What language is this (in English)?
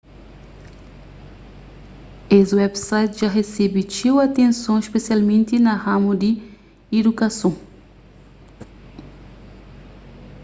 Kabuverdianu